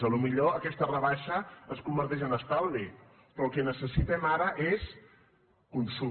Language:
Catalan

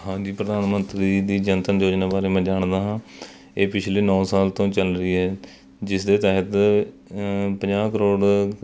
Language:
Punjabi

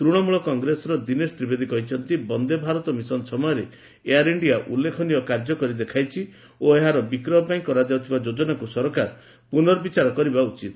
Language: Odia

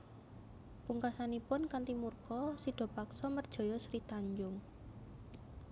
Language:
Javanese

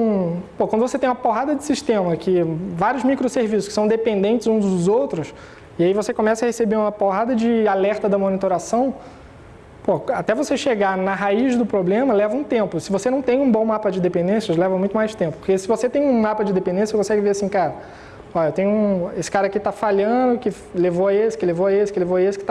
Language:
Portuguese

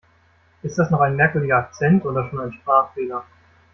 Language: German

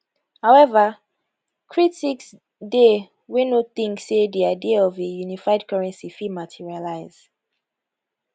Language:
Nigerian Pidgin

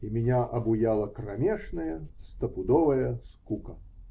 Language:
Russian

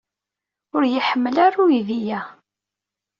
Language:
Kabyle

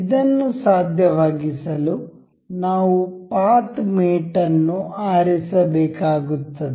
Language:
Kannada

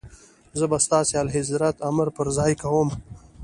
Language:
Pashto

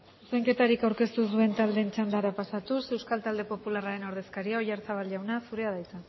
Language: Basque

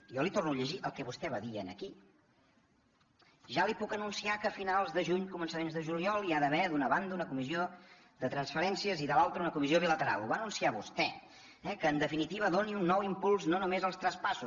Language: Catalan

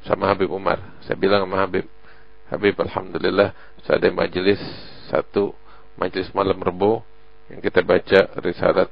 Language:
Indonesian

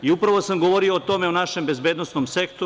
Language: Serbian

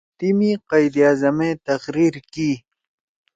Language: Torwali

